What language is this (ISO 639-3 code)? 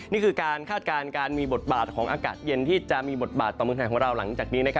tha